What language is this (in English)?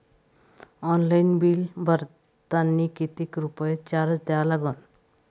Marathi